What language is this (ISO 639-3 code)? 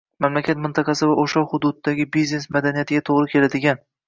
uzb